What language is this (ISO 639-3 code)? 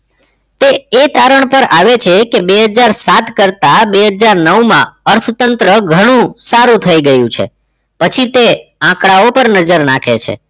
guj